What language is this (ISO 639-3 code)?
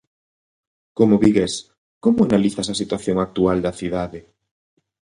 glg